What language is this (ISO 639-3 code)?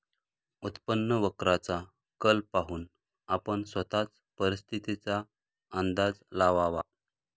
mar